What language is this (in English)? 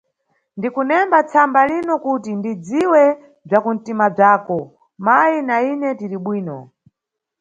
Nyungwe